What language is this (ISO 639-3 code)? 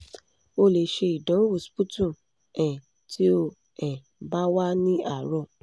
yor